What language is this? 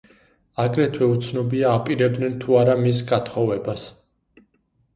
Georgian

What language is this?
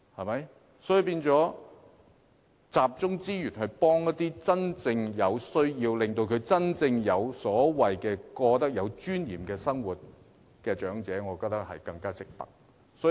Cantonese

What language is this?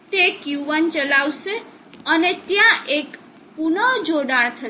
Gujarati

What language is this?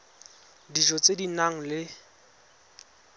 Tswana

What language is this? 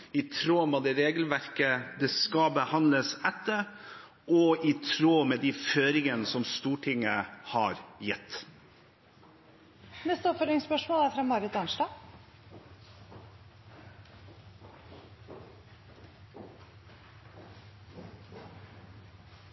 Norwegian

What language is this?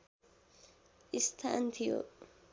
Nepali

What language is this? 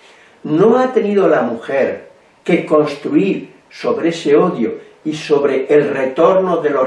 Spanish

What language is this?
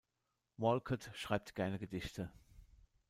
German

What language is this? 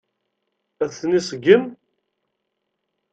Kabyle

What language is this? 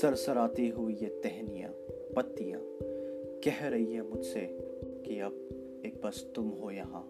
Hindi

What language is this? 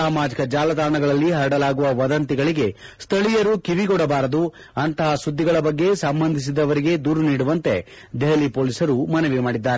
Kannada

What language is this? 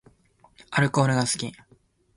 Japanese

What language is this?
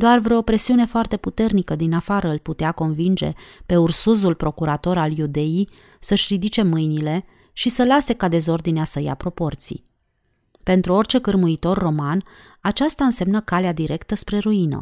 Romanian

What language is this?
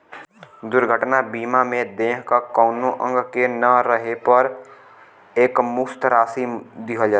Bhojpuri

